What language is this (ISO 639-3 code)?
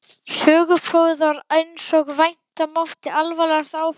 isl